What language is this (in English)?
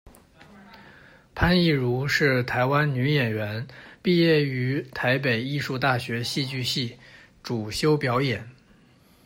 Chinese